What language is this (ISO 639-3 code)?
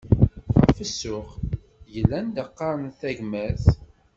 kab